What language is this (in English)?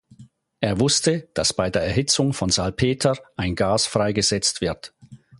German